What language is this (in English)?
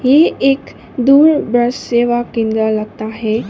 Hindi